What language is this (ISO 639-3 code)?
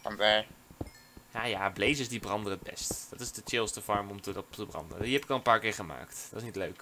nld